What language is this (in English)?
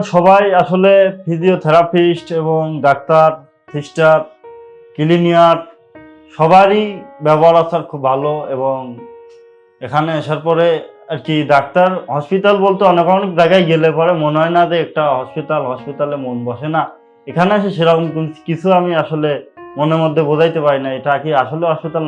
Turkish